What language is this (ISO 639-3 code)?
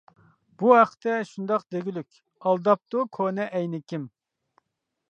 uig